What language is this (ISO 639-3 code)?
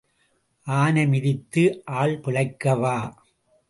tam